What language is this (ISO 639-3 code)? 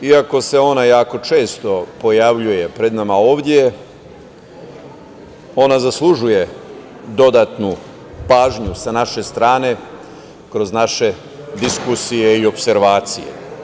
srp